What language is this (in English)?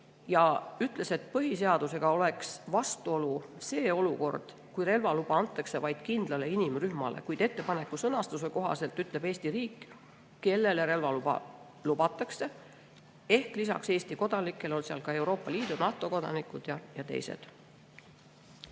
Estonian